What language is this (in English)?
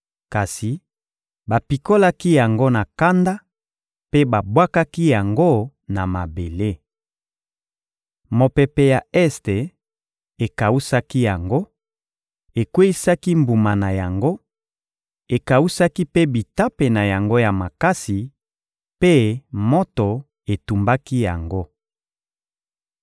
Lingala